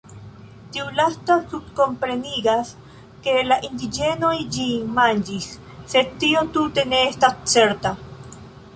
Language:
Esperanto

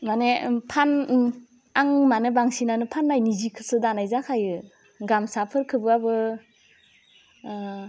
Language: Bodo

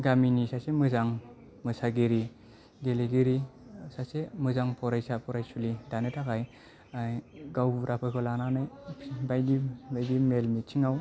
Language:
Bodo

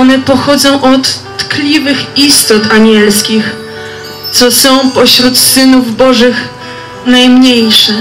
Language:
Polish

